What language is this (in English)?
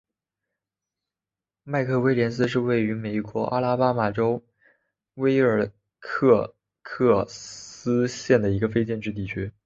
Chinese